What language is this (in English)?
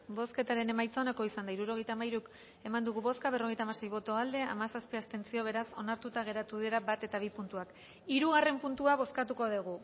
Basque